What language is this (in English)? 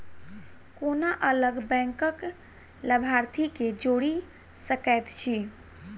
Maithili